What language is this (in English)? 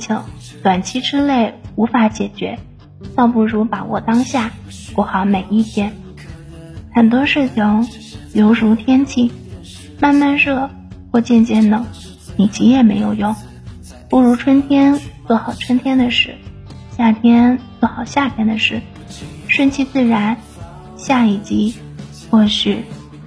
Chinese